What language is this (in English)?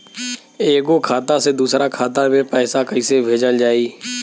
Bhojpuri